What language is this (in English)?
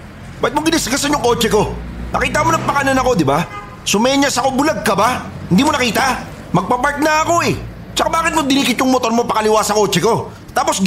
Filipino